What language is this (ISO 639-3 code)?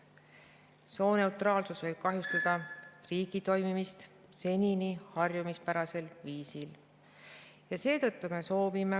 est